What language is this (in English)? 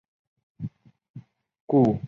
Chinese